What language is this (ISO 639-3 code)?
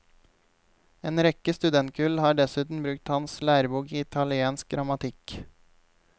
nor